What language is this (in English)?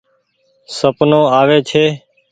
Goaria